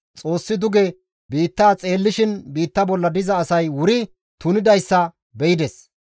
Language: Gamo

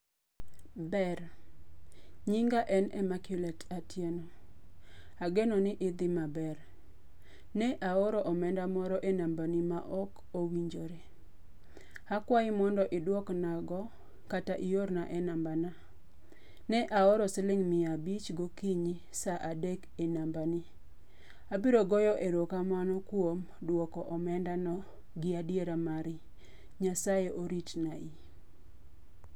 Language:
Luo (Kenya and Tanzania)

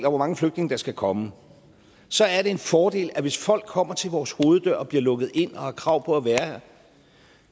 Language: Danish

